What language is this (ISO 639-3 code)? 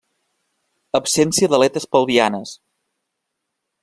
cat